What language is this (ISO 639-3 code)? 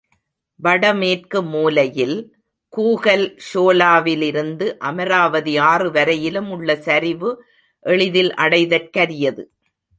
tam